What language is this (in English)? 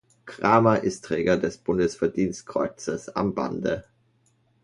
German